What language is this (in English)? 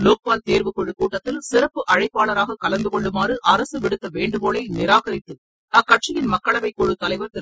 Tamil